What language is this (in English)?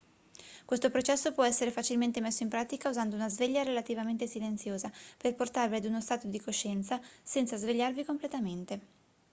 Italian